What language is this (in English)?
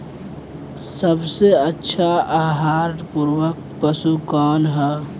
Bhojpuri